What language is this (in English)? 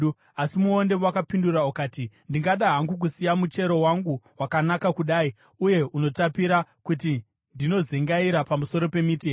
Shona